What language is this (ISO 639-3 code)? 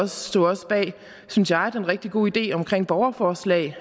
dan